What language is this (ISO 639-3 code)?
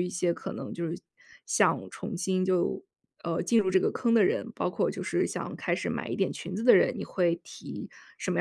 zho